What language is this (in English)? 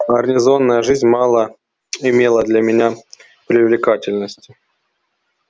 Russian